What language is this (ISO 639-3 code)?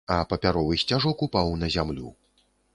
bel